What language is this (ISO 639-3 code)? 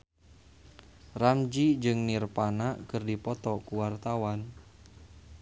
sun